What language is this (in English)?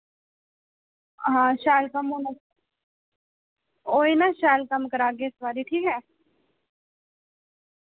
Dogri